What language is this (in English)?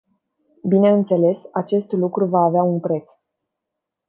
Romanian